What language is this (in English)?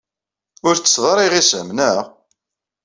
Kabyle